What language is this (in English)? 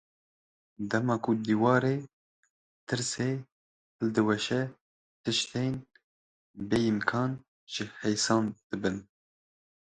Kurdish